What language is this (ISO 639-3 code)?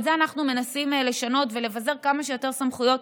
heb